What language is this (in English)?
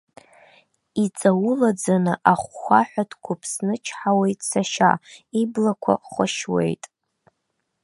Abkhazian